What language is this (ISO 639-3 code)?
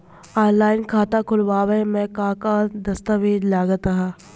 bho